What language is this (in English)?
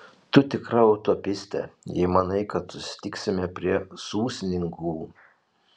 Lithuanian